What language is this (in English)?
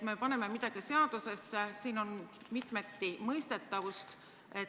Estonian